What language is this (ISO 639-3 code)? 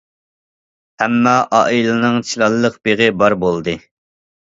uig